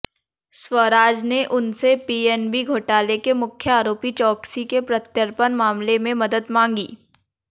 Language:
Hindi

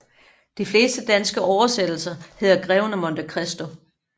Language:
Danish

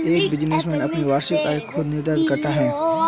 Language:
Hindi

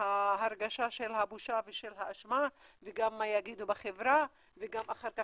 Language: Hebrew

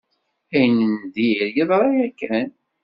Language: Kabyle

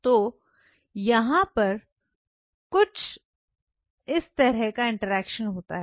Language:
Hindi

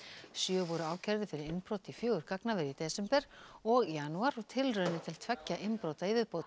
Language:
Icelandic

